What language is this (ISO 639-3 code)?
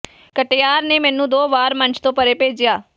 pan